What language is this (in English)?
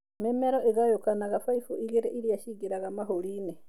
Kikuyu